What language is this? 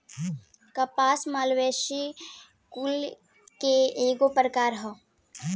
Bhojpuri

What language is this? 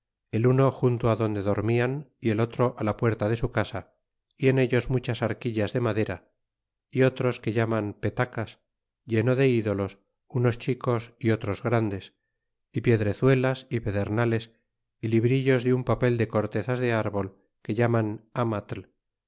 Spanish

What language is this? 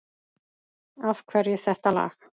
Icelandic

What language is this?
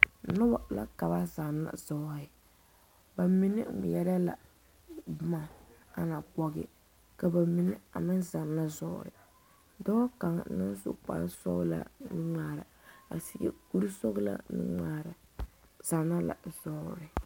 Southern Dagaare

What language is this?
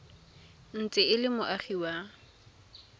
Tswana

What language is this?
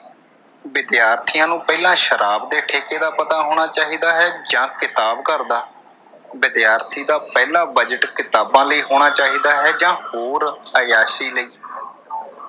Punjabi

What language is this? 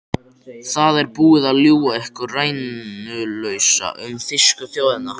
Icelandic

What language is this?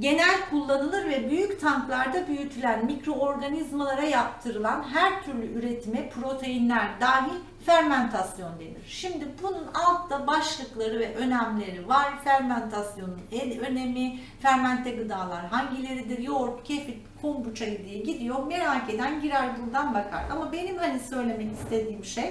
Turkish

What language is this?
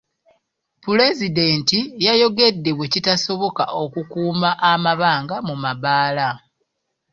Ganda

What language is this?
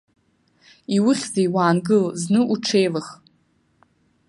Abkhazian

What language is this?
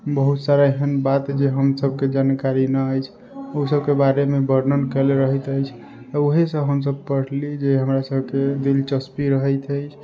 Maithili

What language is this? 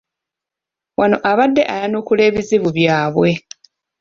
Ganda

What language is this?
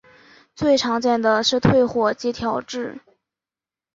Chinese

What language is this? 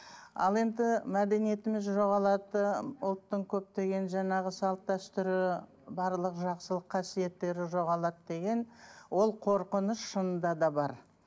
Kazakh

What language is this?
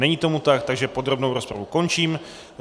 Czech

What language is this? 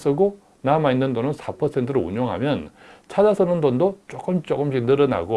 Korean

